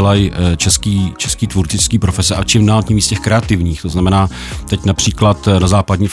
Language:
Czech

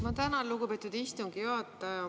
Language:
Estonian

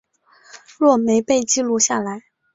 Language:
Chinese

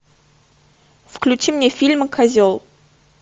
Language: Russian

